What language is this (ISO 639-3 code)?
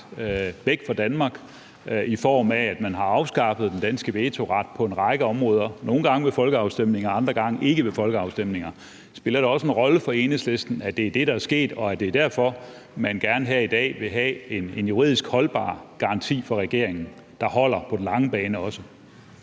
dan